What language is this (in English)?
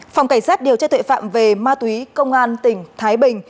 Vietnamese